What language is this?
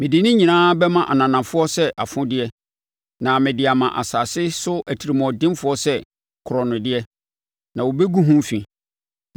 Akan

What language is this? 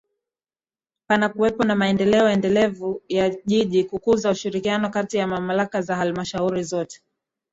Swahili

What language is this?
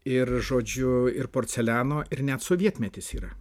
Lithuanian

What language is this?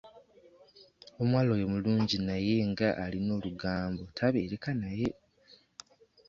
Ganda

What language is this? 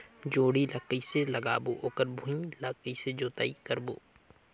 Chhattisgarhi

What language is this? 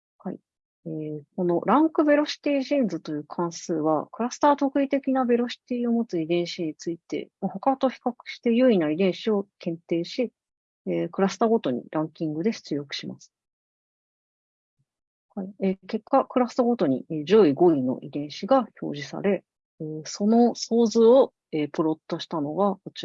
Japanese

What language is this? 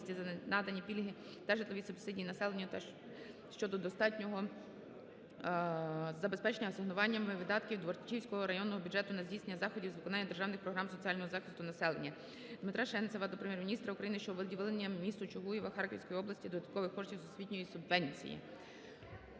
Ukrainian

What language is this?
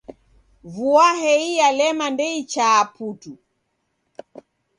Taita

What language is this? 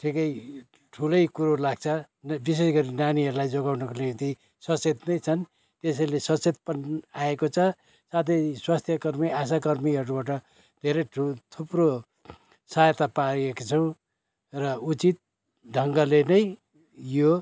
Nepali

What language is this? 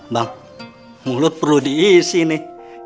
Indonesian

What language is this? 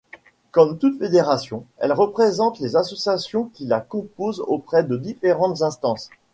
French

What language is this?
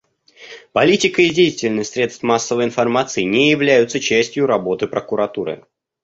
Russian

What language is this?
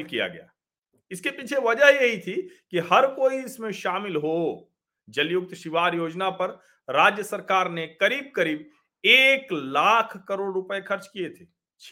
Hindi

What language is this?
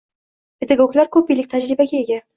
Uzbek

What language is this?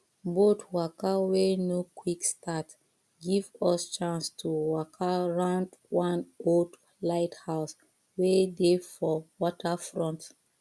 Nigerian Pidgin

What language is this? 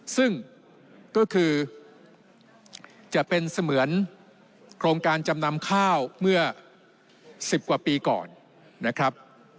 Thai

